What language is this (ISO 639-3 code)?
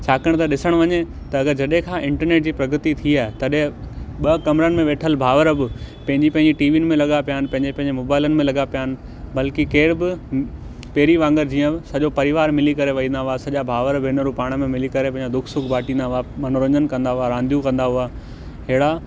snd